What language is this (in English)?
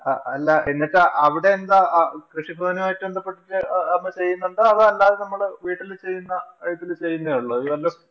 Malayalam